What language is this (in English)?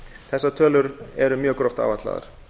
Icelandic